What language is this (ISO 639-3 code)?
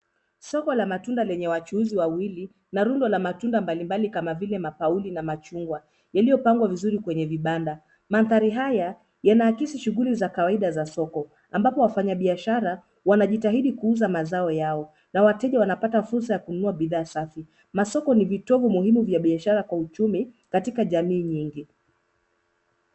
swa